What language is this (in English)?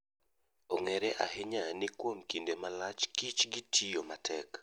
Luo (Kenya and Tanzania)